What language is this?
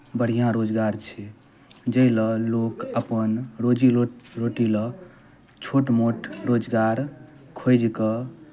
Maithili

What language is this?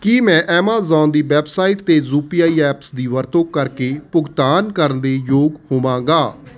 Punjabi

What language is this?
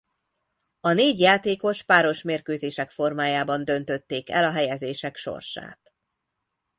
Hungarian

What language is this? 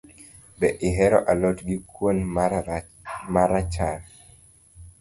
Luo (Kenya and Tanzania)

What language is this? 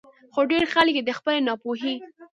Pashto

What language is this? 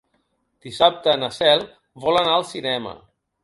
Catalan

